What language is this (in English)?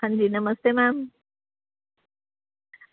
Dogri